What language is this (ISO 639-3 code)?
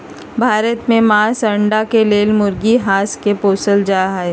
mag